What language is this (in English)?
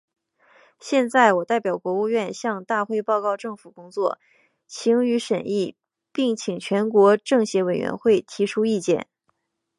Chinese